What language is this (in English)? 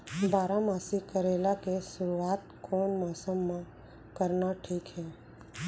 Chhattisgarhi